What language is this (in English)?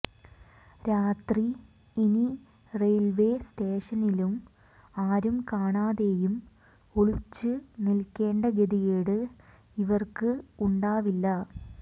Malayalam